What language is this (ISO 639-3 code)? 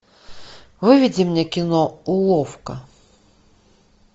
rus